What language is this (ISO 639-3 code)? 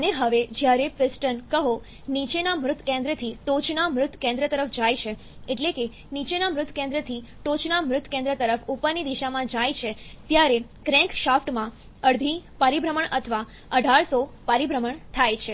guj